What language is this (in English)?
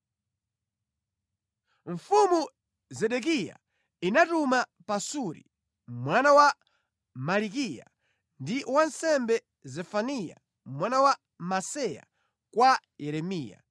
Nyanja